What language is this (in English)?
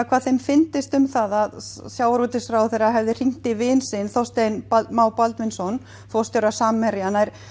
Icelandic